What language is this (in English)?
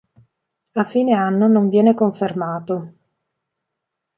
Italian